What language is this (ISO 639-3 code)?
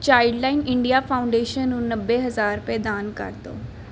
pan